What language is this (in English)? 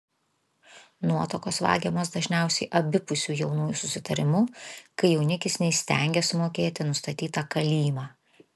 Lithuanian